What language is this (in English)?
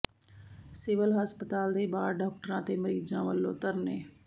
Punjabi